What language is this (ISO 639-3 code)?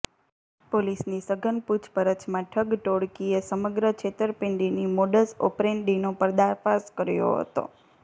guj